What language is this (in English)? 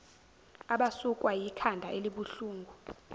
Zulu